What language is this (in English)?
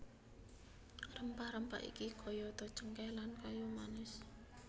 Javanese